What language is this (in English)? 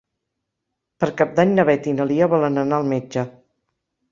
Catalan